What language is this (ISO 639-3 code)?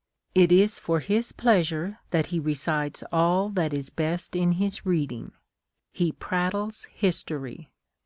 eng